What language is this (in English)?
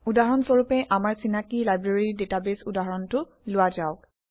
Assamese